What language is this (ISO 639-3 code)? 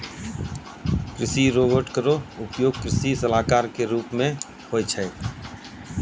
mai